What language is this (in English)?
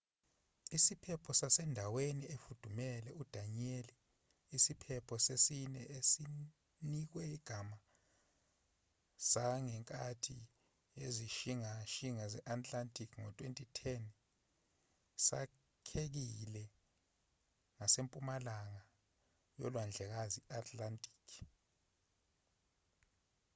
Zulu